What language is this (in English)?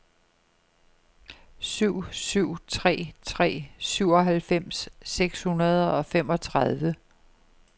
Danish